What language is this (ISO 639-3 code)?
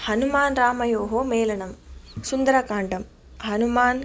san